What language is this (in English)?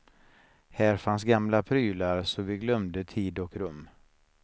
Swedish